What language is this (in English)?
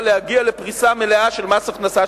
Hebrew